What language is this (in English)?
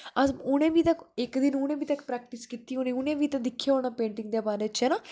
Dogri